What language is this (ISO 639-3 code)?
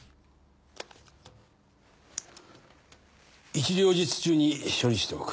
jpn